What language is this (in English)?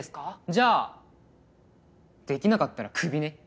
Japanese